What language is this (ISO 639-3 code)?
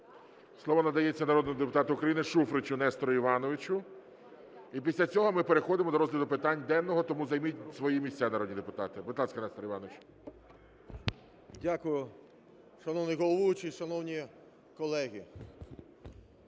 ukr